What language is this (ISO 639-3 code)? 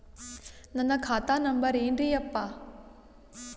kan